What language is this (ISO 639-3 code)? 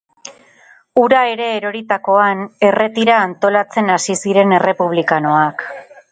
eus